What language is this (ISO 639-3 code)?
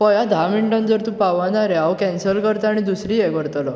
kok